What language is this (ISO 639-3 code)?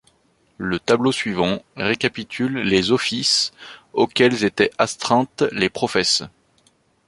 fra